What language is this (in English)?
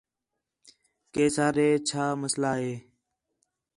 Khetrani